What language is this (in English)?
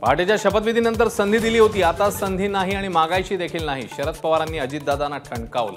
Hindi